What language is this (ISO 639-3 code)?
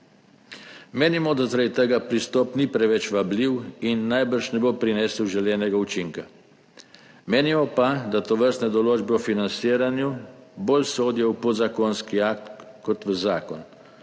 slv